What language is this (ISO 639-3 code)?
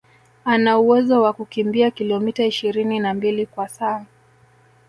swa